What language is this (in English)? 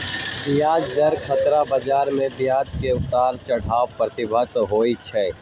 Magahi